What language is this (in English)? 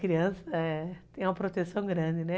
Portuguese